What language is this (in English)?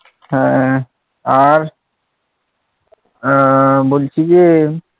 Bangla